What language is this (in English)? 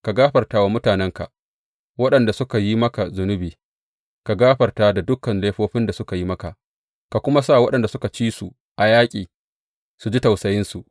Hausa